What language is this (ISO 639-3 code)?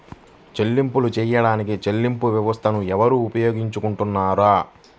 tel